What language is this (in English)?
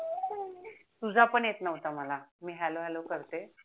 Marathi